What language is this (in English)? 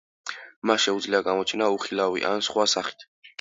Georgian